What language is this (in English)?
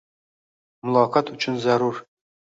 Uzbek